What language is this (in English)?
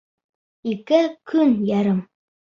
Bashkir